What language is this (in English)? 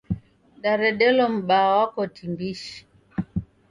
Taita